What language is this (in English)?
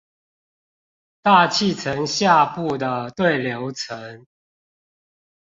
Chinese